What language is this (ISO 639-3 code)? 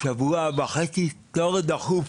heb